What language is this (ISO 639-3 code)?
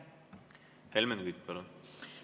est